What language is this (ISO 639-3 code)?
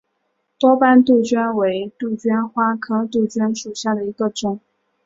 zho